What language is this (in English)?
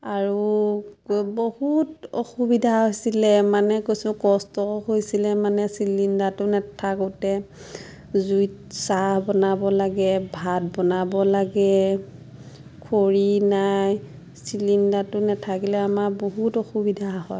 Assamese